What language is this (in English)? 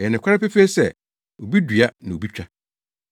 Akan